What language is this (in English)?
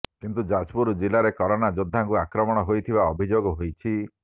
Odia